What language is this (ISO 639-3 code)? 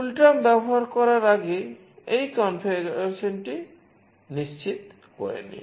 ben